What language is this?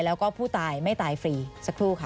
Thai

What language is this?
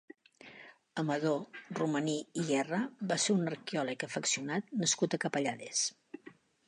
Catalan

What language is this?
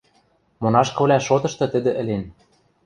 Western Mari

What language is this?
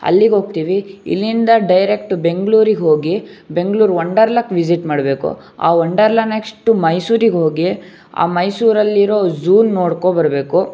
Kannada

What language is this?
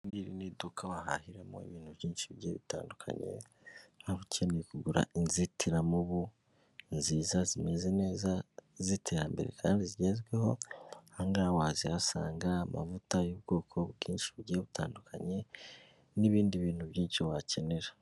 Kinyarwanda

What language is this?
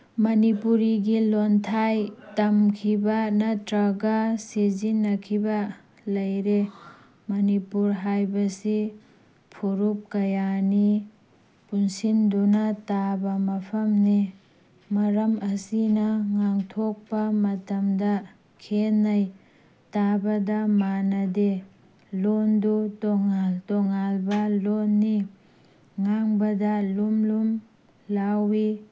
Manipuri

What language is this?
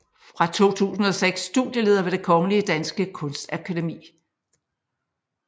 Danish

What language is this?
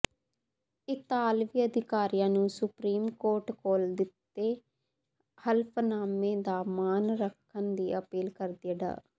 Punjabi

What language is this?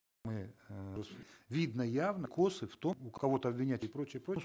Kazakh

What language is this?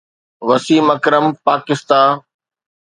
Sindhi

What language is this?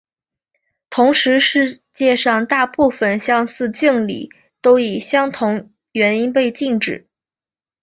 Chinese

